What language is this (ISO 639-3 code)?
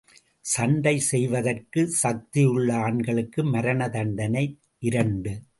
tam